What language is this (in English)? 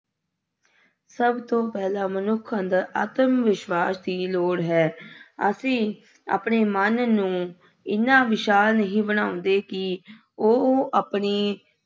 Punjabi